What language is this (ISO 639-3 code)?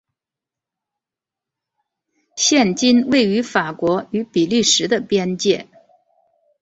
zho